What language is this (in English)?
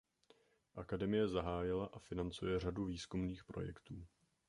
Czech